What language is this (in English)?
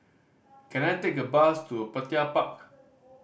English